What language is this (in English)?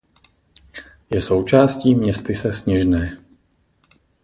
Czech